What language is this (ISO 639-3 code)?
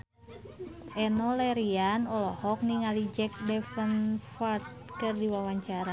sun